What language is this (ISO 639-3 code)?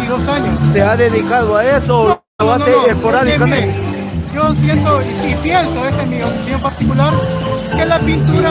spa